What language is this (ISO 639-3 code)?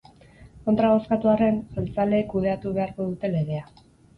eus